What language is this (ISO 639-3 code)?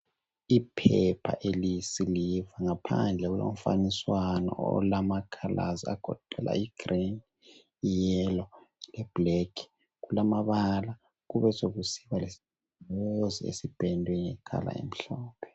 nde